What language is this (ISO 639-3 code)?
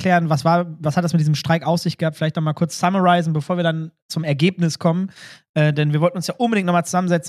deu